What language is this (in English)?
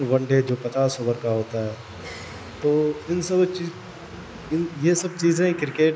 Urdu